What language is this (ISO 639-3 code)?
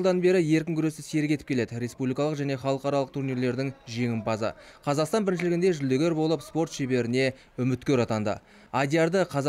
rus